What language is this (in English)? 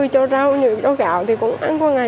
Vietnamese